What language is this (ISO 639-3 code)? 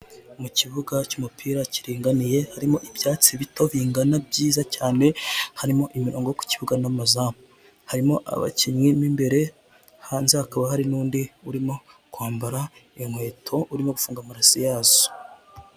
kin